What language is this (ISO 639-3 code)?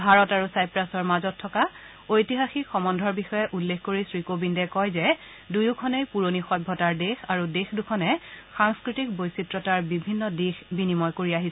asm